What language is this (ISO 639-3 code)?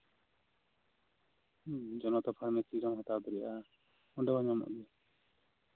sat